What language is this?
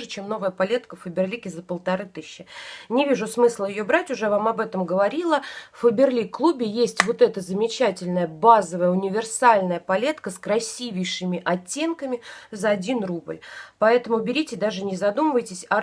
Russian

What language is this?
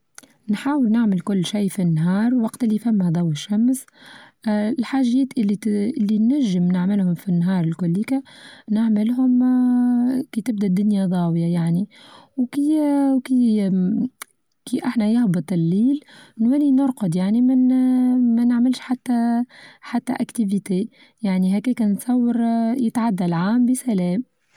Tunisian Arabic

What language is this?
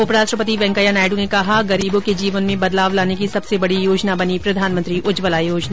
Hindi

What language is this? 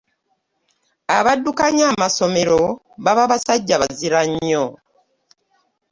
Ganda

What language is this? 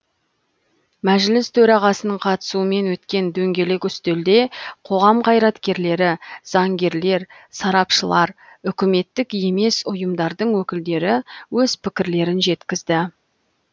Kazakh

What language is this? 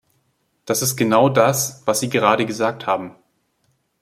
German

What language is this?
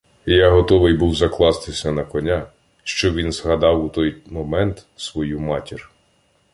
Ukrainian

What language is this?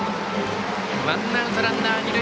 Japanese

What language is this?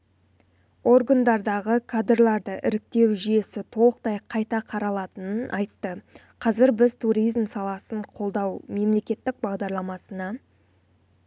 Kazakh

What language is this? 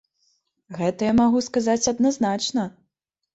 Belarusian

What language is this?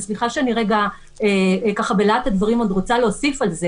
Hebrew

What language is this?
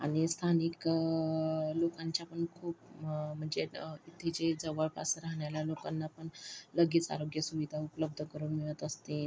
Marathi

